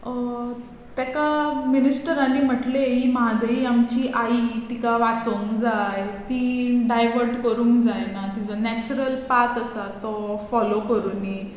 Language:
Konkani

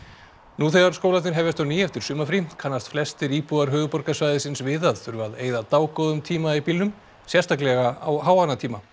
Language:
Icelandic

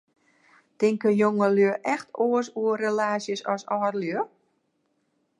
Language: Western Frisian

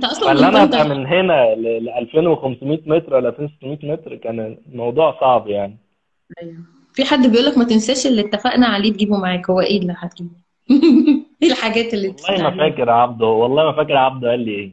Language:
Arabic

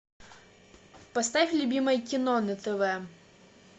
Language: Russian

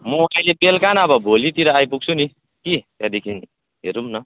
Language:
Nepali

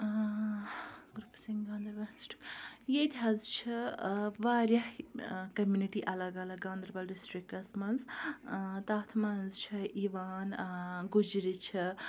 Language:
Kashmiri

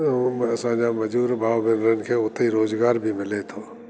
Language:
Sindhi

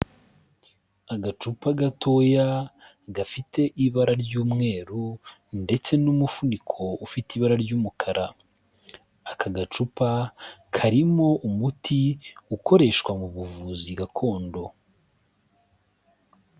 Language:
Kinyarwanda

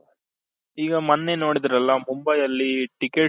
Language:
Kannada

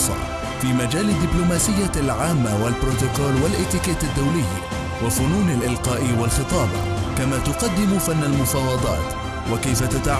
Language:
Arabic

